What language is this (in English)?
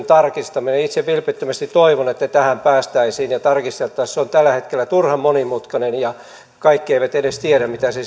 Finnish